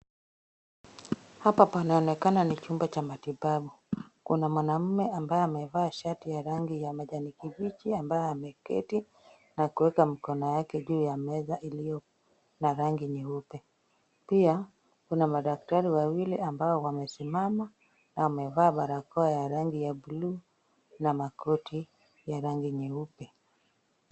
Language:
Swahili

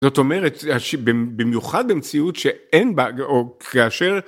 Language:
Hebrew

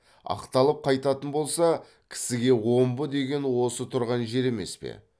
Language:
Kazakh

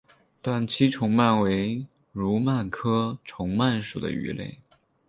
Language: Chinese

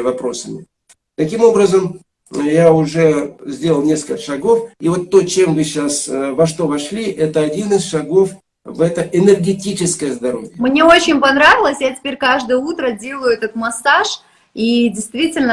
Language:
Russian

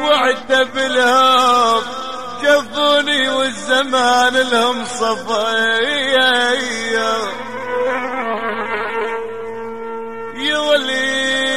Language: Arabic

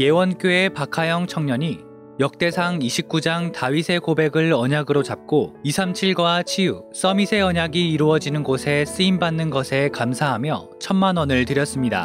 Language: Korean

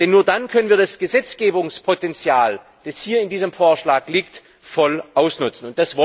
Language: German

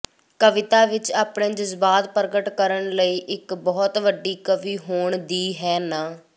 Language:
Punjabi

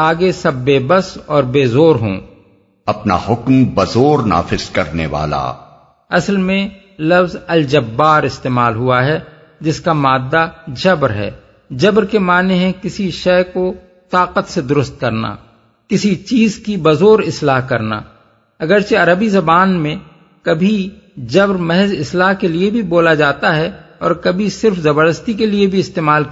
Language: Urdu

